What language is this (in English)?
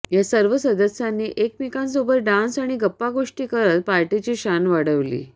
Marathi